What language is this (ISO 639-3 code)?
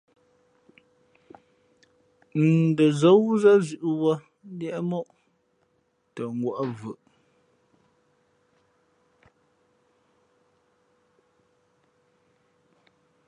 fmp